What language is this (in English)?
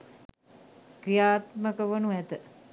Sinhala